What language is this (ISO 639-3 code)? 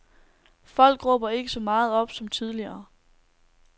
dan